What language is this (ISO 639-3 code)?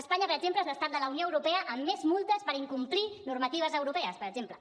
cat